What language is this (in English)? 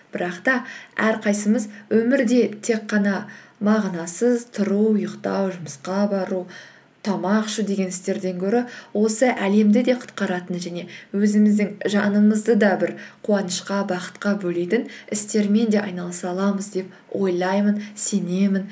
Kazakh